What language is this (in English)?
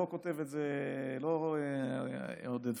Hebrew